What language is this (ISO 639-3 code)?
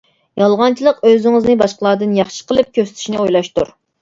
uig